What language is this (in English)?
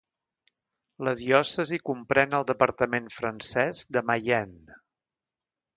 Catalan